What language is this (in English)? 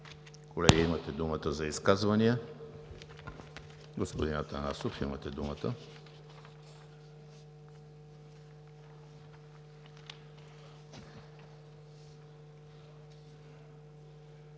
Bulgarian